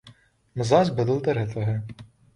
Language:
Urdu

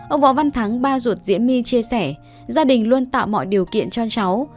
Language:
Vietnamese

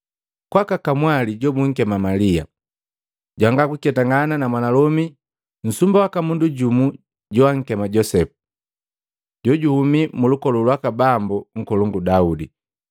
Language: Matengo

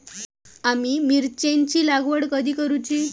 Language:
Marathi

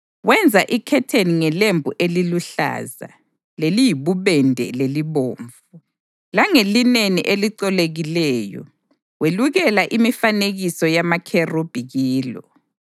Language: North Ndebele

